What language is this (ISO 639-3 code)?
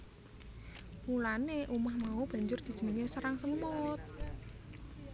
jav